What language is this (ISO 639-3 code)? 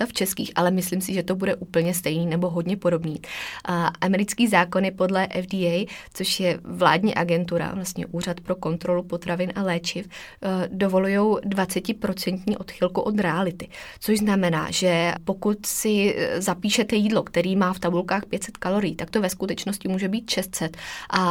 ces